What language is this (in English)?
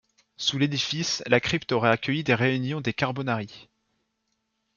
French